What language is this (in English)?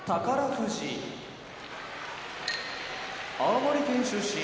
Japanese